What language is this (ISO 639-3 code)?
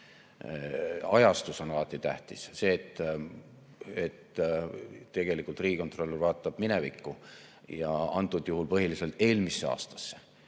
est